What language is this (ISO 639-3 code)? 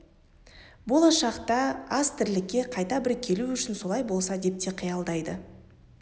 kaz